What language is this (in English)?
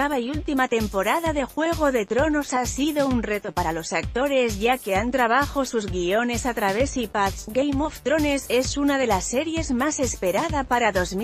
Spanish